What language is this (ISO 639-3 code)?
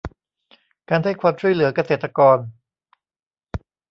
tha